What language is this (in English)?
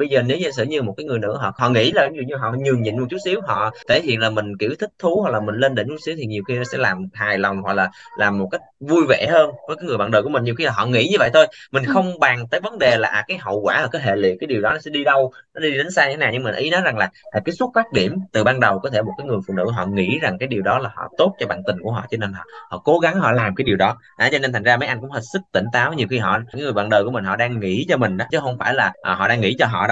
Vietnamese